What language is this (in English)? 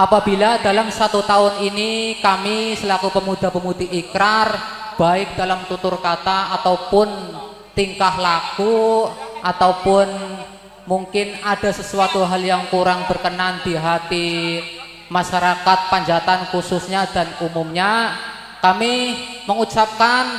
Indonesian